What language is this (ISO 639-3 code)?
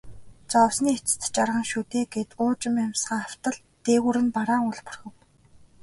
mon